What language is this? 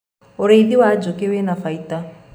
Kikuyu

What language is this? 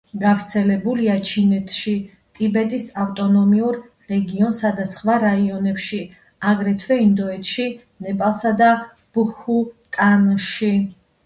Georgian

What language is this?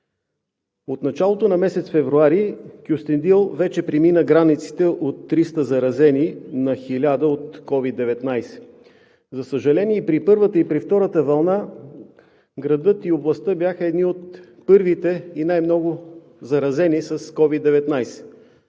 Bulgarian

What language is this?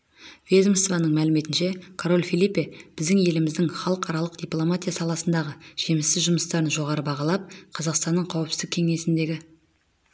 Kazakh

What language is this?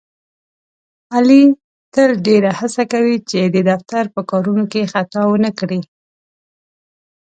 Pashto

